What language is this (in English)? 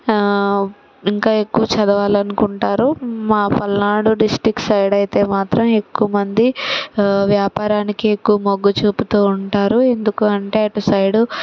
Telugu